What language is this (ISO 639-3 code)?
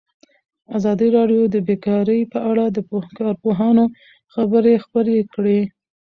pus